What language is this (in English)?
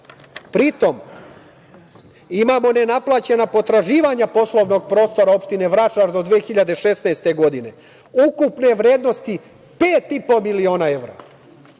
Serbian